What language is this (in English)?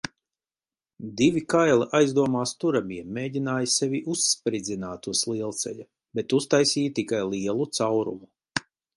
Latvian